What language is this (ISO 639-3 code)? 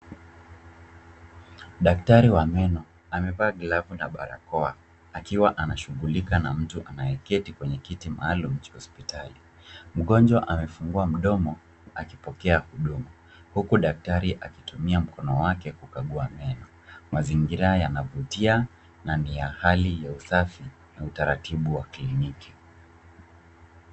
swa